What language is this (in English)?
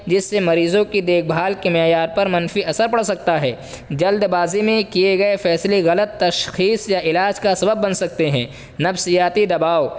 Urdu